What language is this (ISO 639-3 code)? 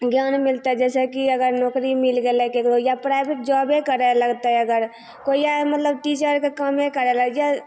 mai